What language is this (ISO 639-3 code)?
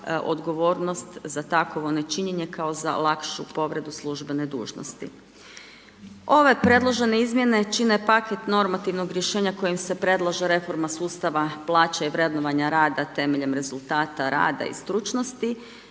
hrv